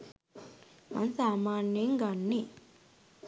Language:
Sinhala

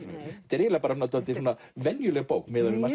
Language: Icelandic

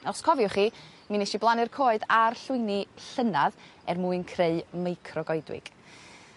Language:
Welsh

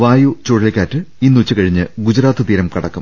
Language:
Malayalam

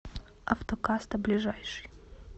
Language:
Russian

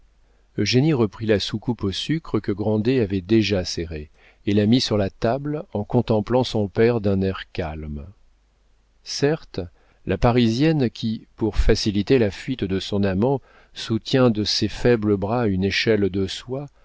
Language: French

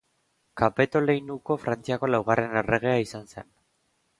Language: Basque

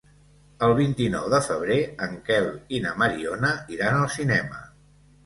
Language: Catalan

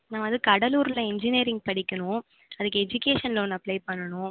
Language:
Tamil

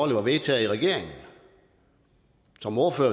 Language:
Danish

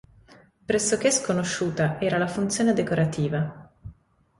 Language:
Italian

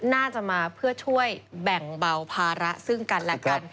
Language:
Thai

